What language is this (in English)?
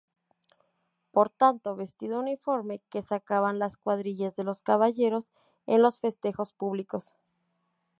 Spanish